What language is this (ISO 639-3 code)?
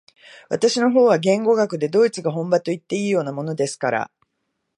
jpn